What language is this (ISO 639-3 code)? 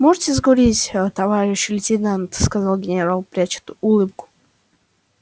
rus